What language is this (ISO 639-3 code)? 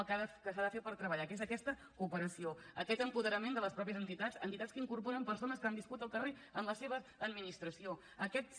cat